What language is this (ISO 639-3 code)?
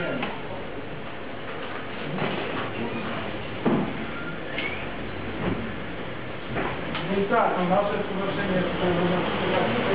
pol